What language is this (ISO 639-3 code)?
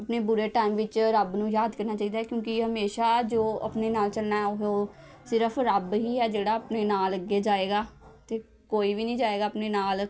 pan